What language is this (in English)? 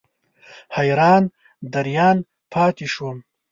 Pashto